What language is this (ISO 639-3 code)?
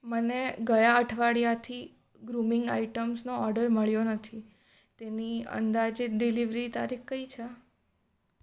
guj